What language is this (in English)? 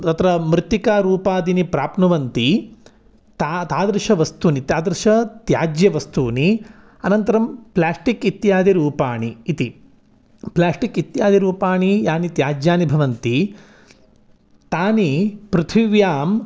Sanskrit